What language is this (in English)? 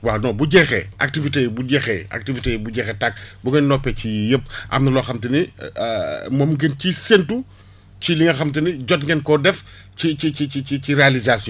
Wolof